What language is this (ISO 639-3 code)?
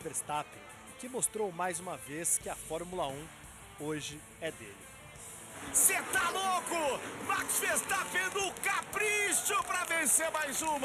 por